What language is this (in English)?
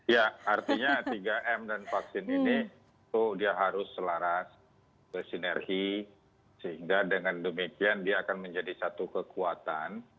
Indonesian